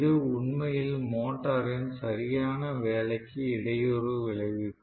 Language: Tamil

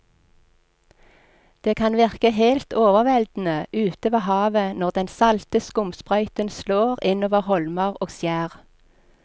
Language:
Norwegian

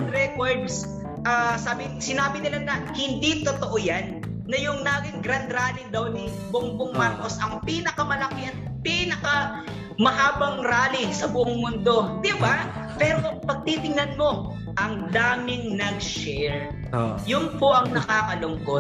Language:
Filipino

